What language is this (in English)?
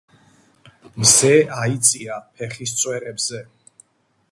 Georgian